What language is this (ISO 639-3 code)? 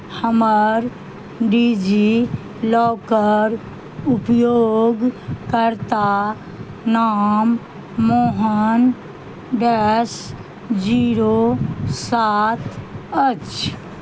mai